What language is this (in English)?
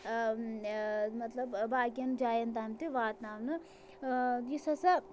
Kashmiri